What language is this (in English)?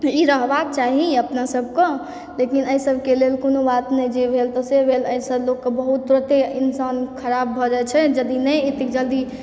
Maithili